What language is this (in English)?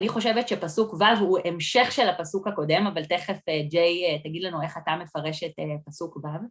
Hebrew